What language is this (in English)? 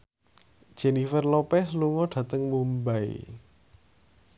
Javanese